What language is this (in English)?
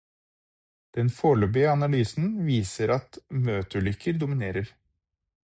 Norwegian Bokmål